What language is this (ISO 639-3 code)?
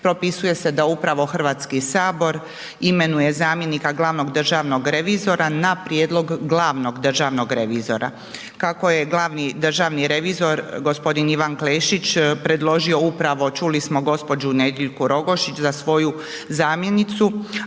hrv